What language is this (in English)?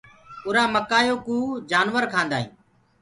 Gurgula